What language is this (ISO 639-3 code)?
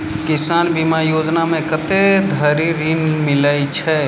mai